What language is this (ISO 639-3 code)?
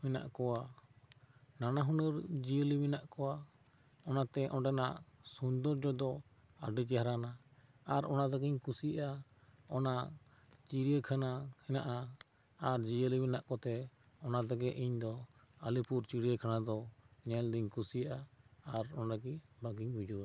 sat